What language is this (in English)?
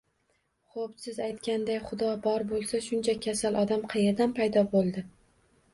Uzbek